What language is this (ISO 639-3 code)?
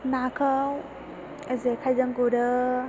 brx